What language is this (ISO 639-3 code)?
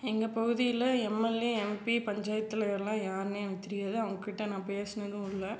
tam